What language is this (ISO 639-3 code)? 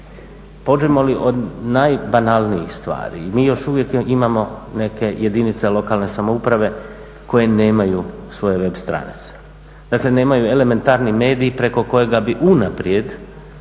hrv